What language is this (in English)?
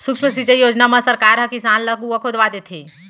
Chhattisgarhi